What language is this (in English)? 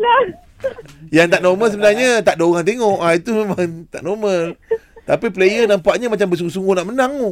Malay